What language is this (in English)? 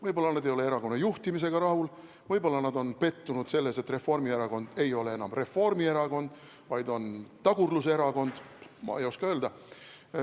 Estonian